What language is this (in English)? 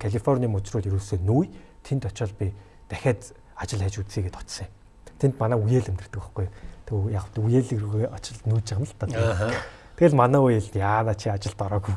Korean